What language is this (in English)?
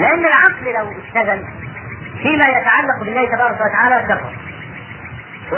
Arabic